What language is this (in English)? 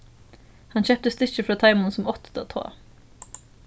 Faroese